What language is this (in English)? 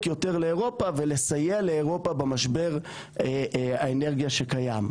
Hebrew